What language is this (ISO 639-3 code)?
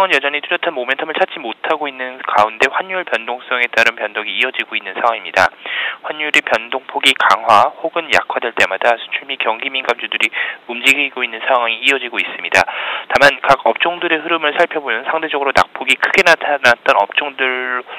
kor